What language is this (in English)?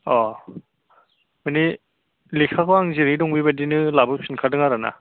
Bodo